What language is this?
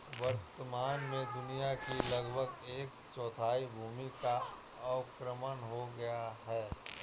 Hindi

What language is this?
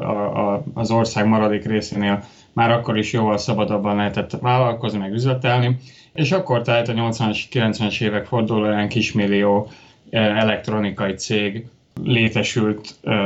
Hungarian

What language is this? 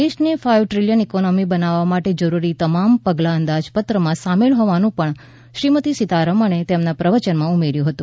Gujarati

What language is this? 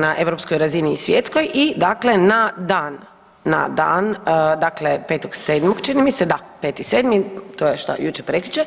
Croatian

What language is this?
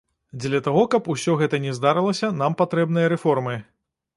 Belarusian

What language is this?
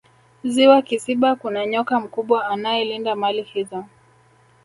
Swahili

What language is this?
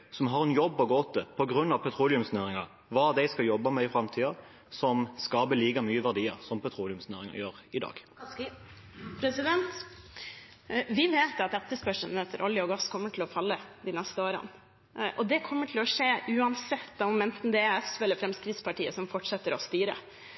Norwegian Bokmål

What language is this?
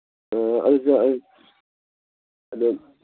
Manipuri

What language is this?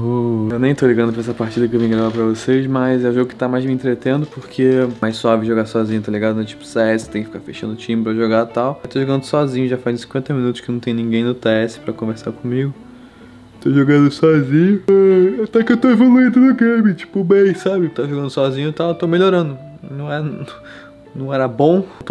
Portuguese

